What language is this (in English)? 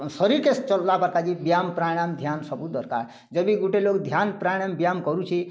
Odia